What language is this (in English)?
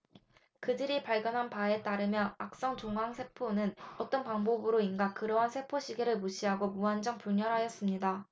Korean